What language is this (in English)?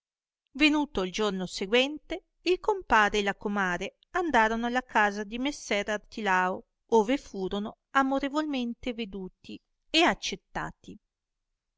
Italian